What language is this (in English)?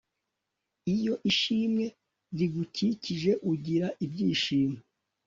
Kinyarwanda